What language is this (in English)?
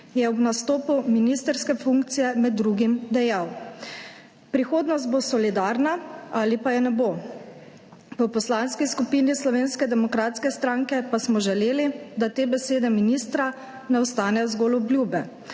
Slovenian